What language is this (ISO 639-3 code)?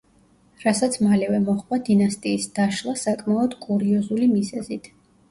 kat